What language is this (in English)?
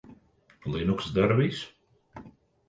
Latvian